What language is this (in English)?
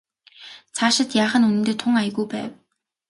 Mongolian